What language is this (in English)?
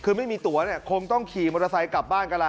Thai